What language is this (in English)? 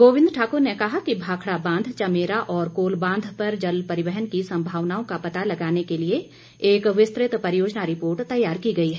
Hindi